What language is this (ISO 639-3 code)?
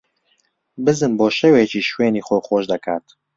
ckb